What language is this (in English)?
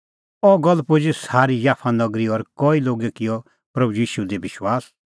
Kullu Pahari